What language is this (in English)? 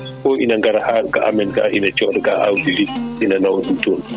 Fula